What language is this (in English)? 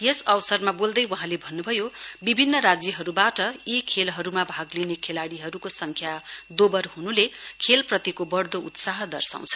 Nepali